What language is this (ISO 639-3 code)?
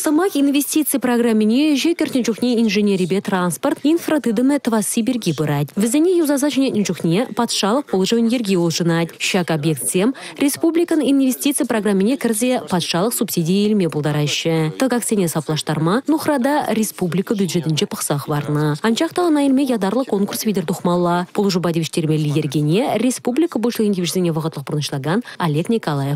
tur